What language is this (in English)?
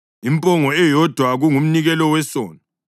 North Ndebele